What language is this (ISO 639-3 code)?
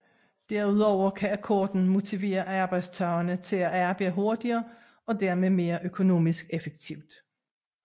dan